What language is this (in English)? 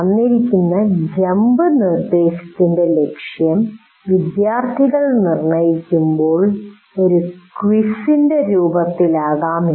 Malayalam